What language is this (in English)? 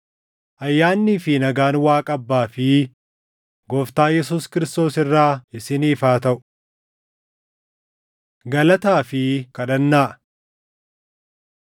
Oromo